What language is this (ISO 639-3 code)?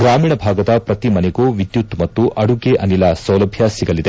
kan